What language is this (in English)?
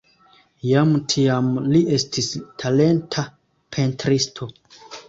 Esperanto